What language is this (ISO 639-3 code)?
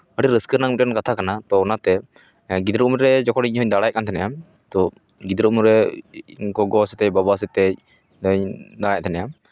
sat